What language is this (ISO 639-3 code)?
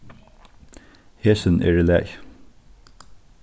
fao